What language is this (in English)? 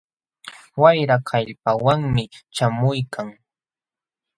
Jauja Wanca Quechua